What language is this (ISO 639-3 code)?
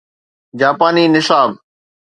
snd